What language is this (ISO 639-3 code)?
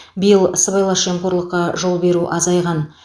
kaz